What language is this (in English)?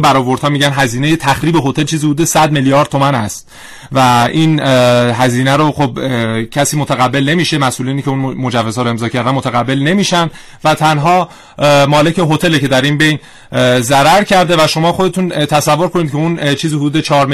Persian